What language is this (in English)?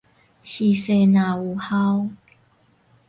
Min Nan Chinese